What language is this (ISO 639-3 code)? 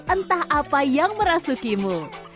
ind